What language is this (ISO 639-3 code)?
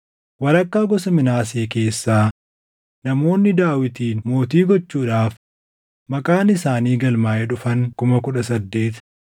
orm